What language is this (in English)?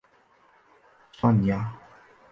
Chinese